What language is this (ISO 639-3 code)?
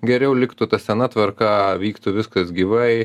lit